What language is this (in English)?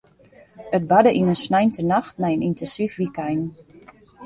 Western Frisian